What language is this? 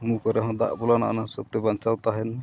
Santali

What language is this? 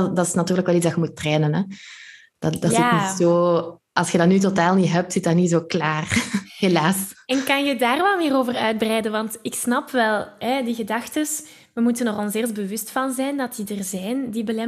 Dutch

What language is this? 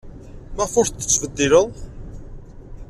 Kabyle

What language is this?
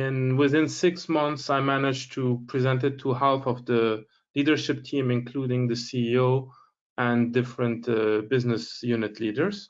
English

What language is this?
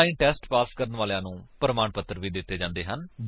Punjabi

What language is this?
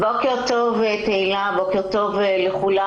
Hebrew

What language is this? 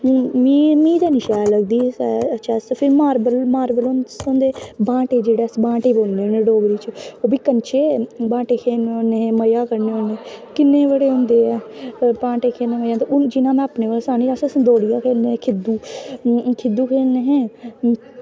Dogri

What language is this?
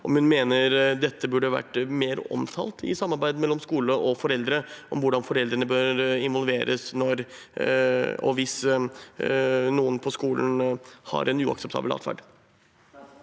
Norwegian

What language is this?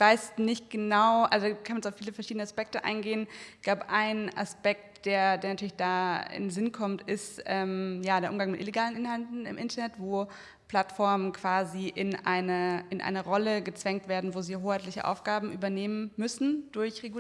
German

